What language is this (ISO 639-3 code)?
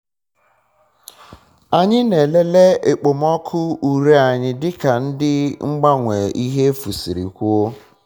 ibo